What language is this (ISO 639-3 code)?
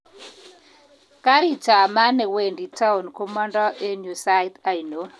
kln